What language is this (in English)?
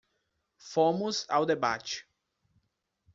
Portuguese